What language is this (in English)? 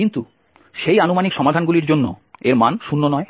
Bangla